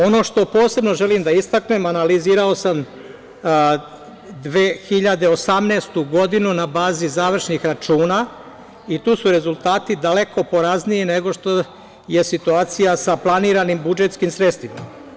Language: Serbian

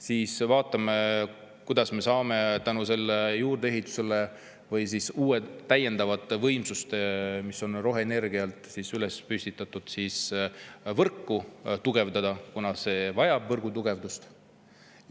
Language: Estonian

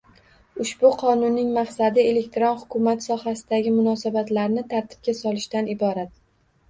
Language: Uzbek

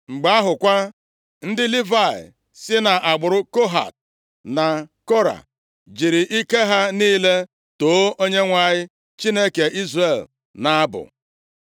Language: Igbo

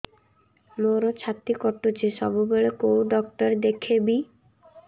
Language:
Odia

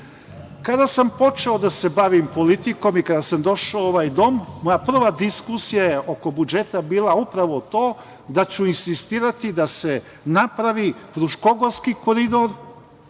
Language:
Serbian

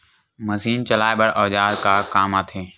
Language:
Chhattisgarhi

